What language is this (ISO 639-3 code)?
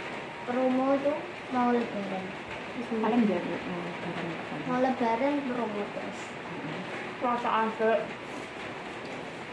ind